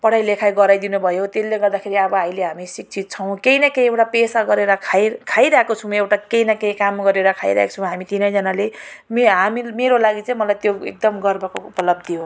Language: Nepali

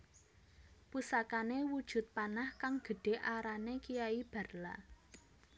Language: Javanese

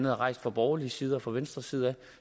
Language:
Danish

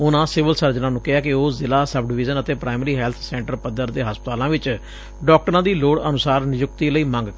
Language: Punjabi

